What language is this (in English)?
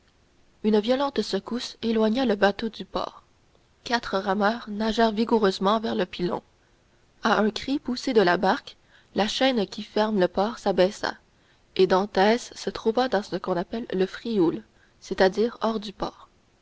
French